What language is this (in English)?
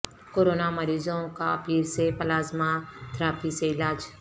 Urdu